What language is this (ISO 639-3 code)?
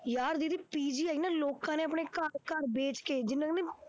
pan